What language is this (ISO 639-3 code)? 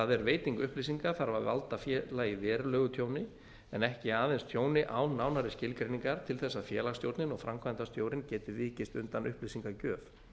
isl